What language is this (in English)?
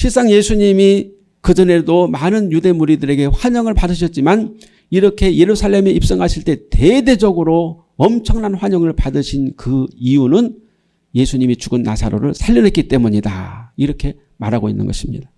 Korean